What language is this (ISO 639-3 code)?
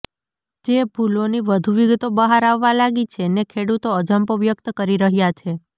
guj